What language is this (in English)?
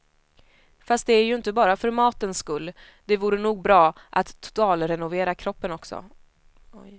Swedish